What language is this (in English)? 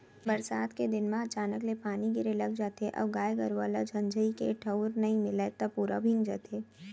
Chhattisgarhi